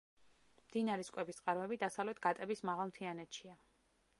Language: Georgian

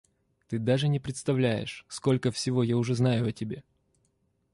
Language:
Russian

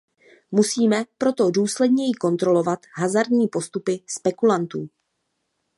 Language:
Czech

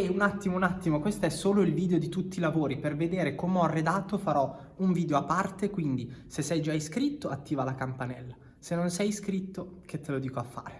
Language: Italian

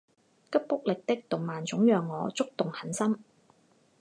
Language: Chinese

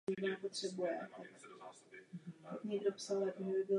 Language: Czech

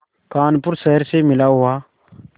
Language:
Hindi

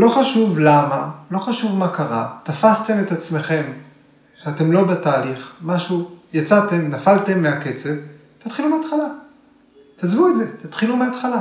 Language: Hebrew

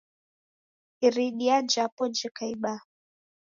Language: Taita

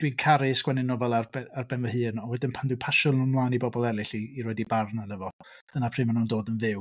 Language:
Welsh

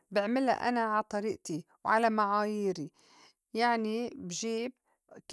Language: North Levantine Arabic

